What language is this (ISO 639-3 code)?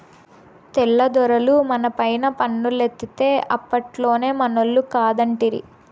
tel